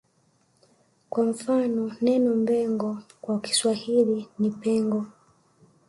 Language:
Swahili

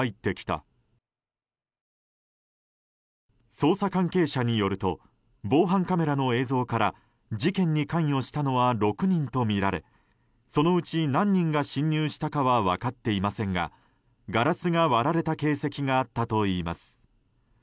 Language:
Japanese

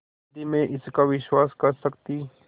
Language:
Hindi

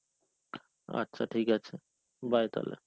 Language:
Bangla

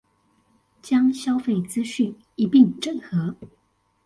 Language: Chinese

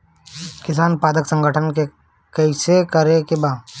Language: Bhojpuri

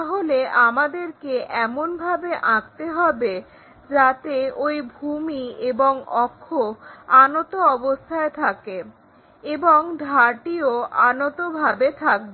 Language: Bangla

